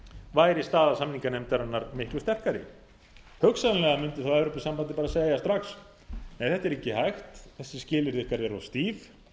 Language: Icelandic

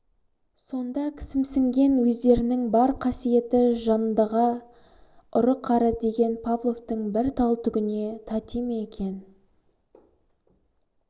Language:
Kazakh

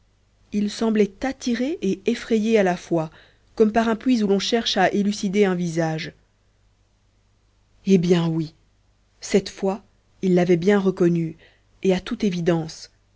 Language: French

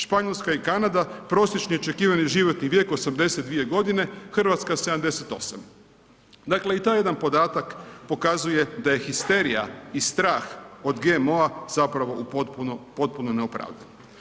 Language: Croatian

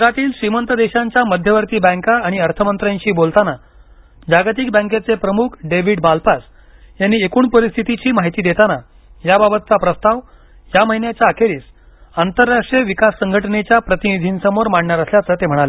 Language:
Marathi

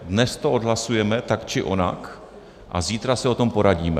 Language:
Czech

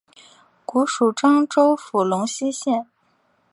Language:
Chinese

